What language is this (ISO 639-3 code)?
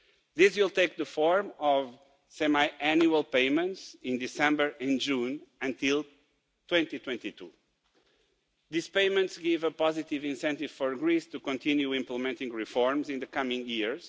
eng